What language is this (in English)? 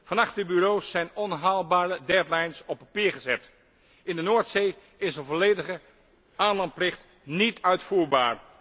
Dutch